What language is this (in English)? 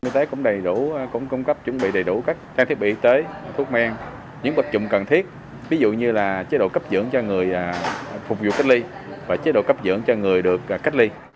Vietnamese